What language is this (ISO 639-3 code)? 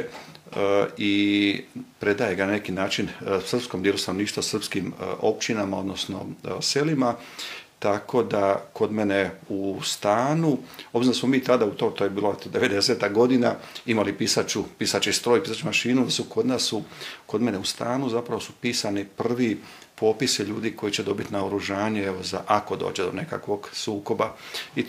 hrv